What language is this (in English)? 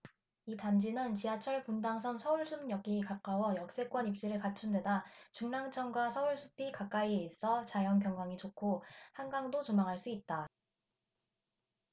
Korean